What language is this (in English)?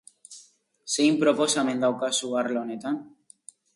Basque